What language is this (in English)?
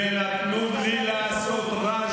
Hebrew